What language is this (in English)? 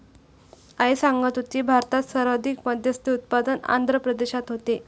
Marathi